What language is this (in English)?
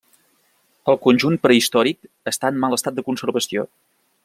Catalan